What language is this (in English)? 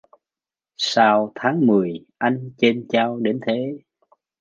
Vietnamese